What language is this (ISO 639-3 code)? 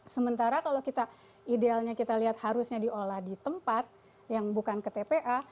ind